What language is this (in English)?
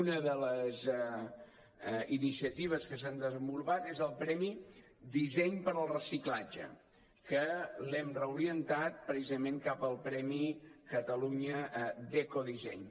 Catalan